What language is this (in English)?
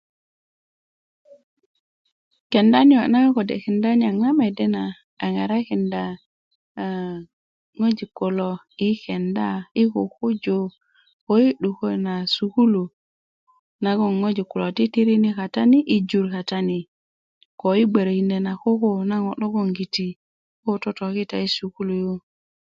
Kuku